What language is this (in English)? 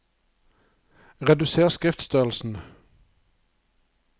Norwegian